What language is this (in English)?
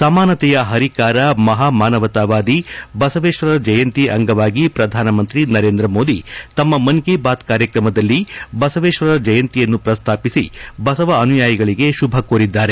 Kannada